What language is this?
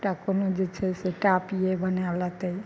Maithili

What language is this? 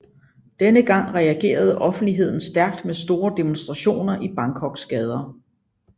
Danish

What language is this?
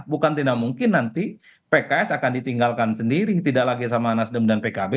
Indonesian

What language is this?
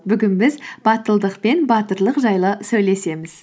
Kazakh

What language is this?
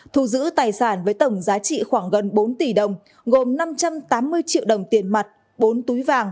Vietnamese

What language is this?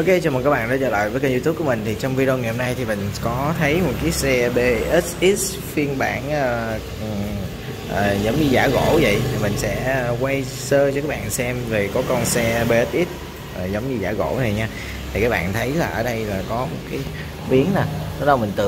Vietnamese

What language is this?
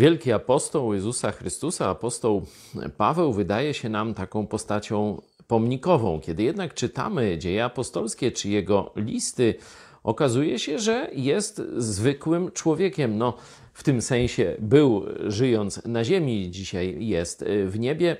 Polish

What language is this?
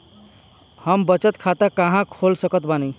Bhojpuri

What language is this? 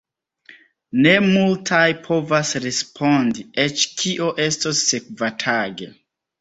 Esperanto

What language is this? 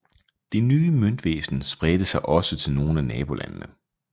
Danish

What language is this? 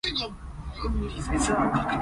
Cantonese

